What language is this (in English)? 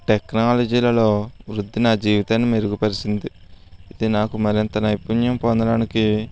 Telugu